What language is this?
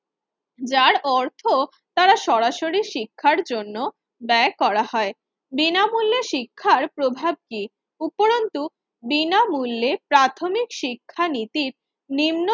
Bangla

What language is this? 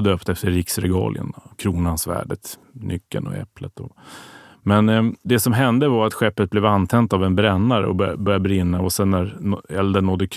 Swedish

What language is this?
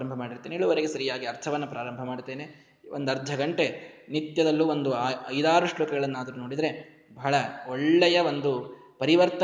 Kannada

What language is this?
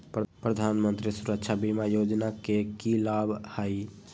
Magahi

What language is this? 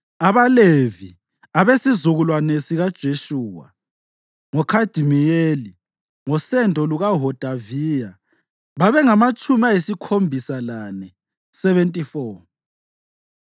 North Ndebele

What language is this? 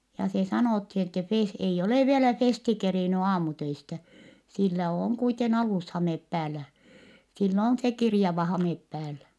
Finnish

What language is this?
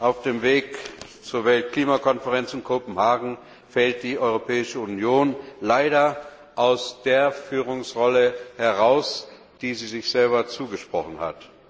German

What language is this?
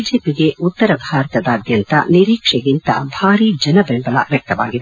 Kannada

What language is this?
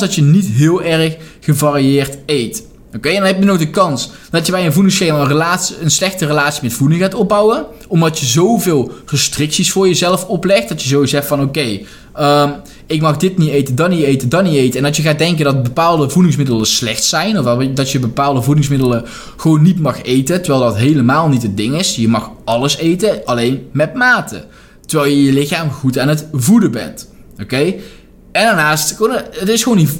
Dutch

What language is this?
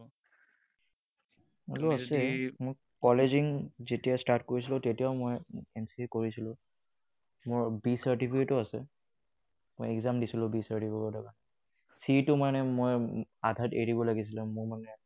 Assamese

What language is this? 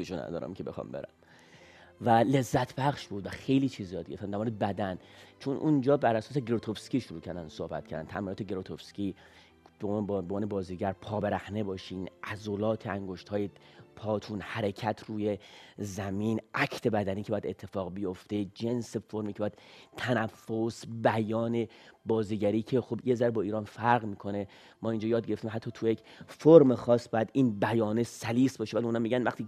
Persian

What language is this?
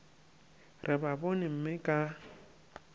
Northern Sotho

